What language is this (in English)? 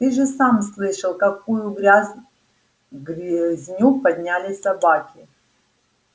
Russian